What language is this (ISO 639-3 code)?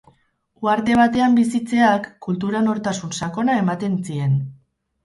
eus